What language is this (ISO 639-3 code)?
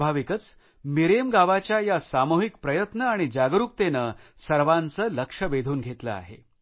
mar